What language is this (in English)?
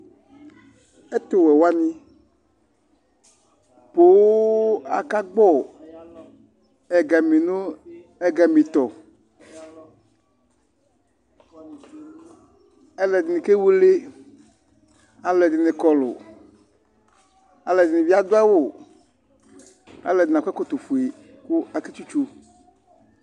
Ikposo